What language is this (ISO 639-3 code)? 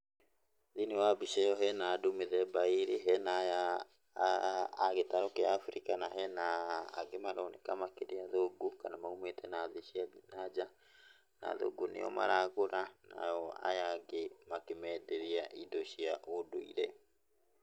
kik